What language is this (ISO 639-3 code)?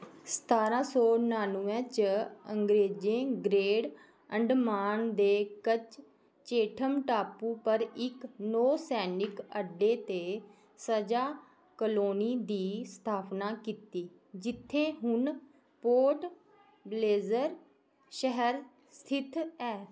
doi